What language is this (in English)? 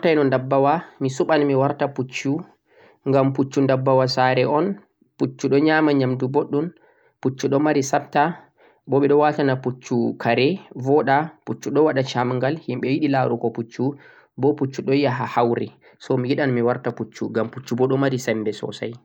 Central-Eastern Niger Fulfulde